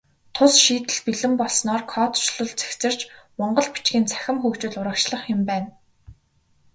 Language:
Mongolian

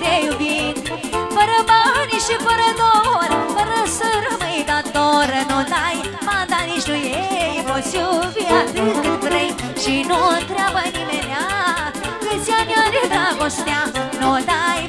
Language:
Romanian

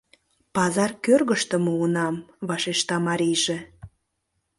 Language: Mari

